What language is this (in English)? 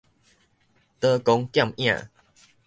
Min Nan Chinese